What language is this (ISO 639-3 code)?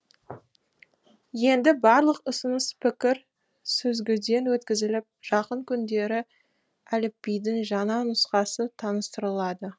kaz